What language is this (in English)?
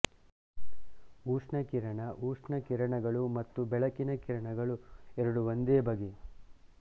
Kannada